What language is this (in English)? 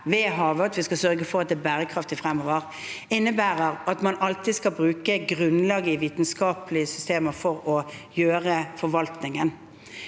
Norwegian